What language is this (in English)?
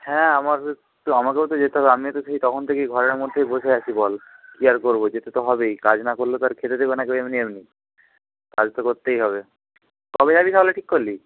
Bangla